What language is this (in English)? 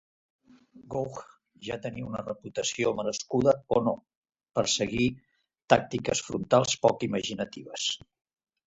Catalan